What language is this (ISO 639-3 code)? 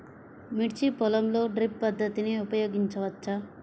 tel